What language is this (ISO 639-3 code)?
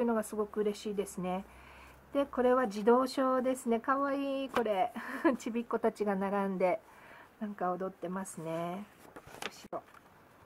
jpn